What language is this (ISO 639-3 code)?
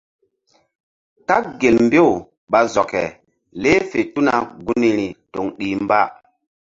mdd